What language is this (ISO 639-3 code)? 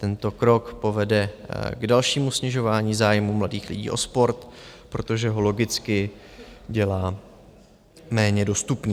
ces